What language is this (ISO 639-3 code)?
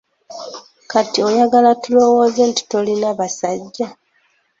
lug